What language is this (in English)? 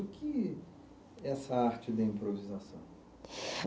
Portuguese